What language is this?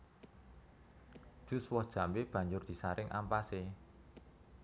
Javanese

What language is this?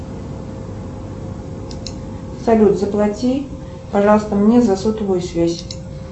Russian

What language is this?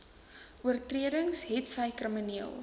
Afrikaans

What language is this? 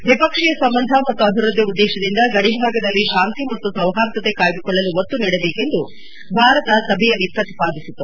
Kannada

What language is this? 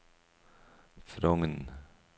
Norwegian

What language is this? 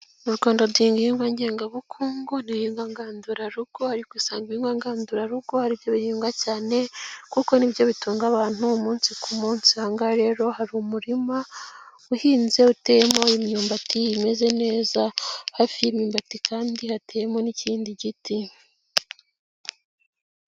Kinyarwanda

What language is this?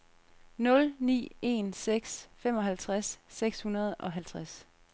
Danish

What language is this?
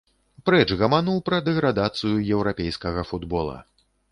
Belarusian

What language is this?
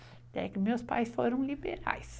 Portuguese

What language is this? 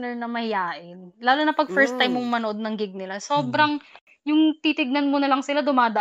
Filipino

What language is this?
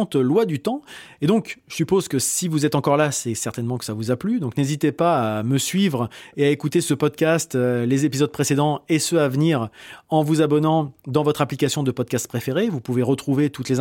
French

